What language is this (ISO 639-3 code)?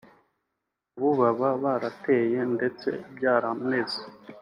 kin